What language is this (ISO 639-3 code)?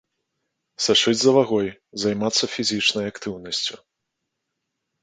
bel